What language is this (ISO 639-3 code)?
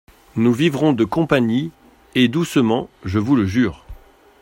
fra